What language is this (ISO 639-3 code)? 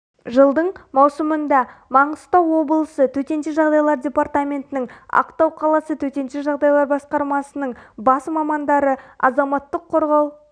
kaz